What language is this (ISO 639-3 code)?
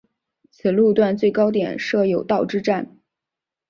zho